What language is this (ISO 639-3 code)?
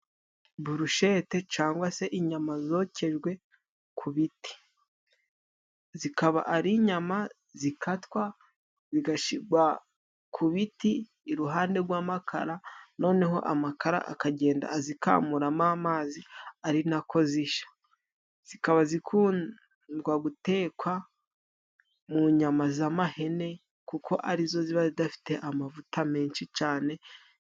kin